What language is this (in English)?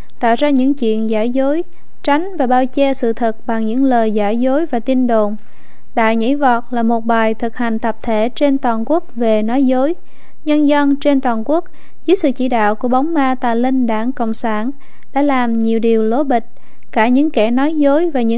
Vietnamese